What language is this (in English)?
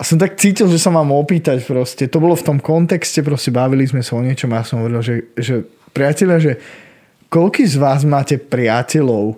Slovak